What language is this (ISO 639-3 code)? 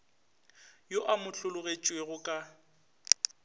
nso